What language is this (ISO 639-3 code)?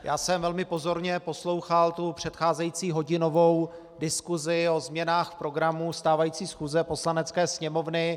ces